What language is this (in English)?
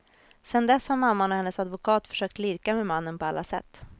Swedish